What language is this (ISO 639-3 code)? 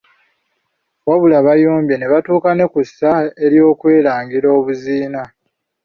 lug